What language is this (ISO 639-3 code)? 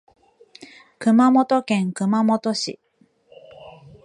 jpn